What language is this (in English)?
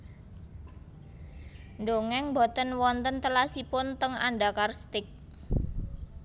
Javanese